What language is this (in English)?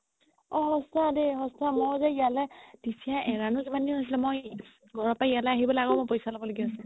Assamese